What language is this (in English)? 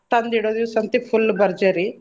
Kannada